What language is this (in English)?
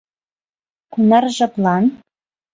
Mari